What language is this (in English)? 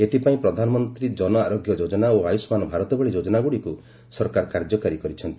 Odia